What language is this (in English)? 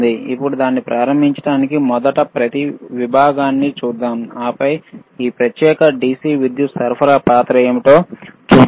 Telugu